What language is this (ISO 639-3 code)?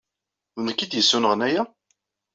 kab